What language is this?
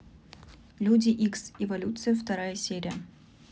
Russian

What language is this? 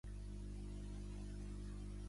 Catalan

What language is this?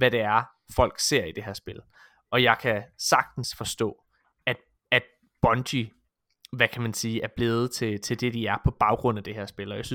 Danish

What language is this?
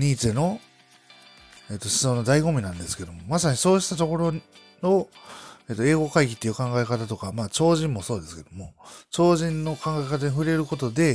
Japanese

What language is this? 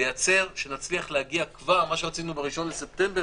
Hebrew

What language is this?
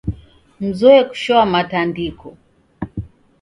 Taita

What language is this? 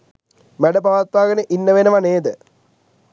Sinhala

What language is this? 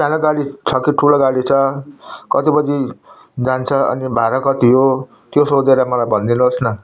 Nepali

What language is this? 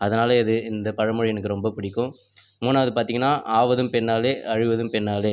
Tamil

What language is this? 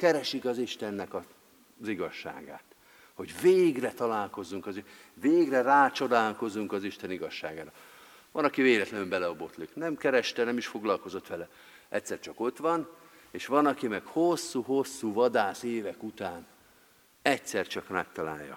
Hungarian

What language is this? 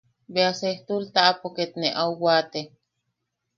Yaqui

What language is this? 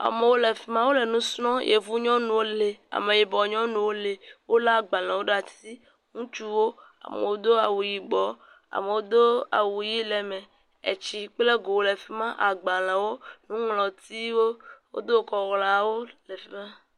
Ewe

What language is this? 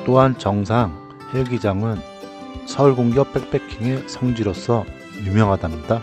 Korean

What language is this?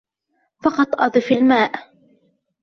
Arabic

